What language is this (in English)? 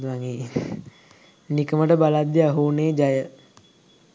Sinhala